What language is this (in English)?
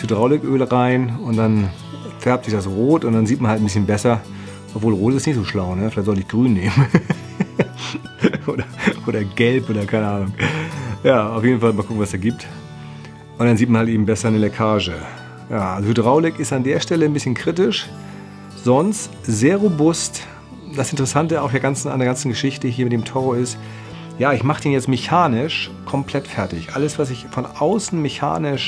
German